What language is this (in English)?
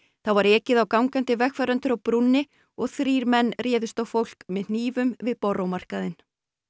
Icelandic